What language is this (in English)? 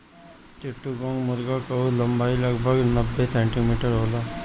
Bhojpuri